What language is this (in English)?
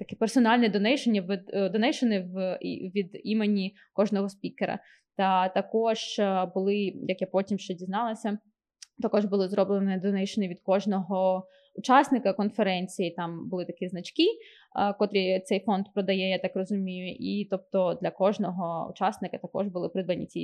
Ukrainian